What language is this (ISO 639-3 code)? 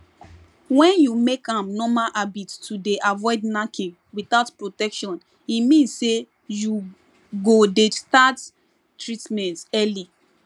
pcm